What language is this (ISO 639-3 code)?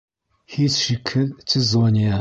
bak